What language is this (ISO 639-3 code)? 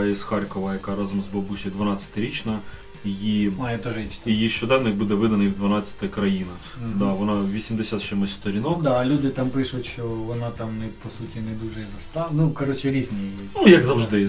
ukr